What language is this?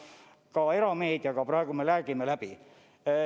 Estonian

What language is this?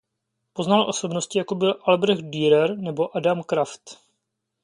Czech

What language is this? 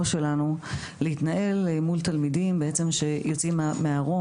Hebrew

